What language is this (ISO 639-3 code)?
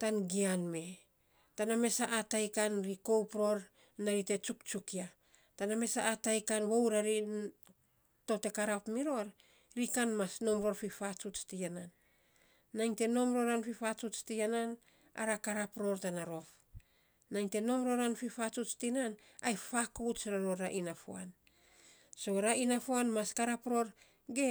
sps